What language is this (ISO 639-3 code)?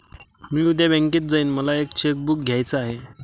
mar